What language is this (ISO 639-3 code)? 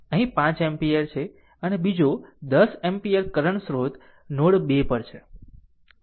guj